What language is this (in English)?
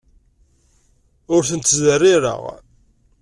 Kabyle